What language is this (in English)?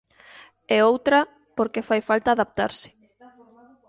Galician